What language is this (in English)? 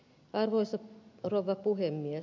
Finnish